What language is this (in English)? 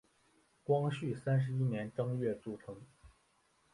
Chinese